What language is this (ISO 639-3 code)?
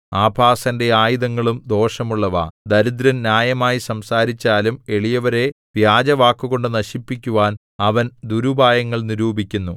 mal